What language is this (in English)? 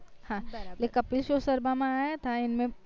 Gujarati